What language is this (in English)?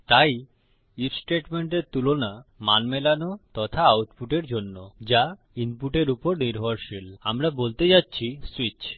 Bangla